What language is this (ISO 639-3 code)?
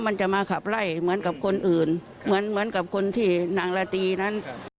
tha